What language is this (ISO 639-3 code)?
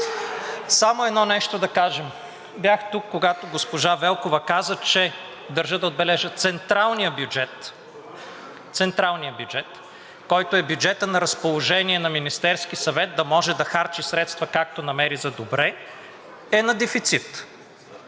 bul